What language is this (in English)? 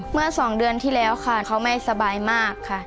Thai